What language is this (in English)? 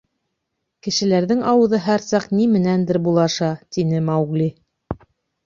Bashkir